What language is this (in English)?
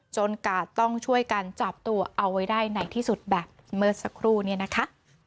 Thai